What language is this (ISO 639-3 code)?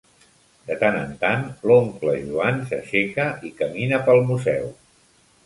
cat